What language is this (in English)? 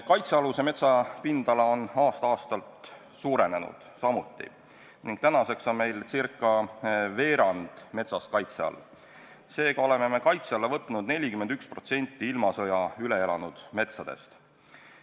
Estonian